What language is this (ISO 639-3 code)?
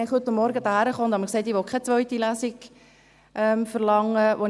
gsw